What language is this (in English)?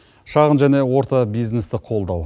Kazakh